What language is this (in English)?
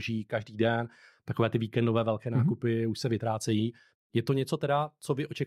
Czech